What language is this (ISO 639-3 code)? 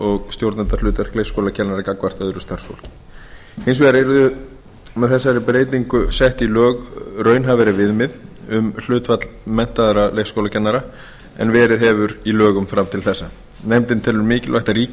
isl